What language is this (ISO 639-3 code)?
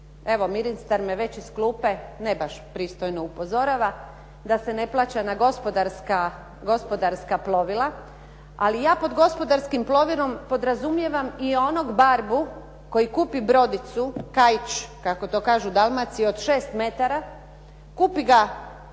hrv